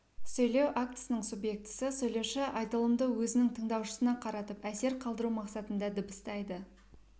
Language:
Kazakh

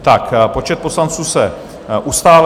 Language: Czech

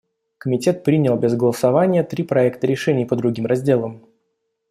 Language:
Russian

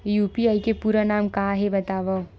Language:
Chhattisgarhi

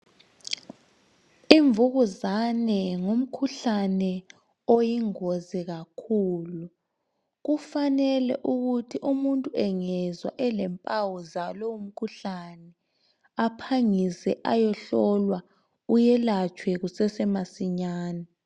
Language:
North Ndebele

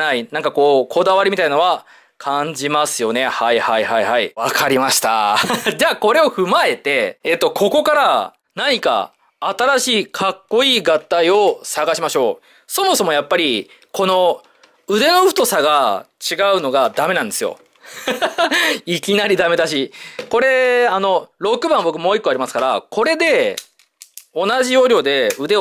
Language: Japanese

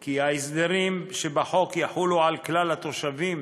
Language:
Hebrew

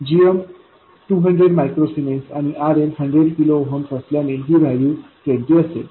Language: Marathi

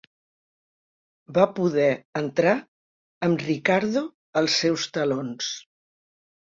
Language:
Catalan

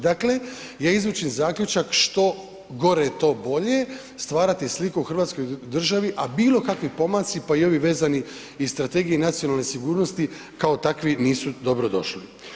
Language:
Croatian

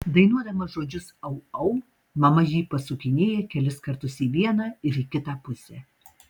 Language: Lithuanian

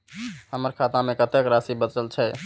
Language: Maithili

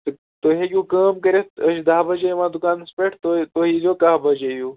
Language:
Kashmiri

